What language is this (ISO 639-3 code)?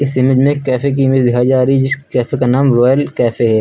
hin